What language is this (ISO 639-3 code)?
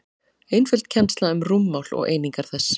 isl